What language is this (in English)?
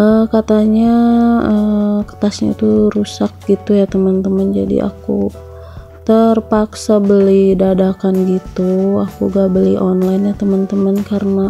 Indonesian